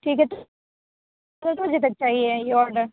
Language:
Urdu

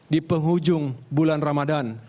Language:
Indonesian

